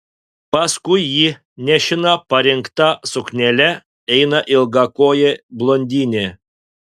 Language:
Lithuanian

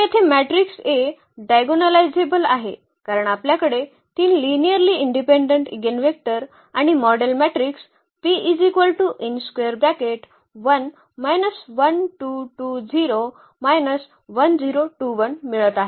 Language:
Marathi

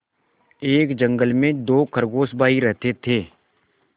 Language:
Hindi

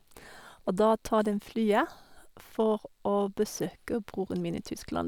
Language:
Norwegian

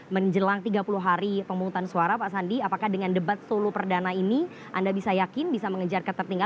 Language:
Indonesian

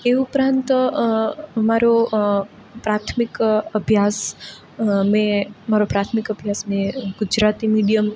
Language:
Gujarati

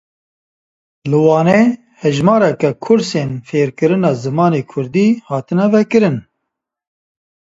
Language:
Kurdish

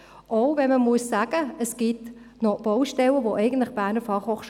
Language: Swiss German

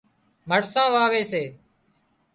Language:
Wadiyara Koli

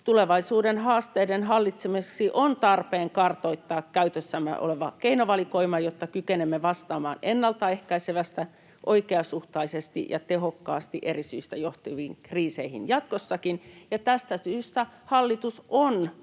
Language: Finnish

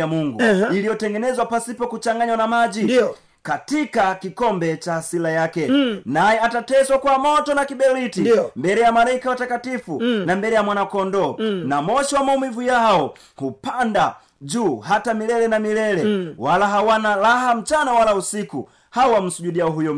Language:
Swahili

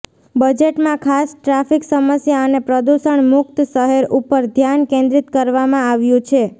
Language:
Gujarati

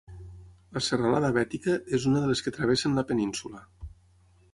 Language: Catalan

